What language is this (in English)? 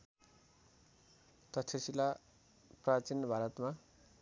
Nepali